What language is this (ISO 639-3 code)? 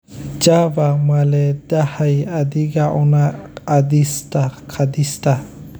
som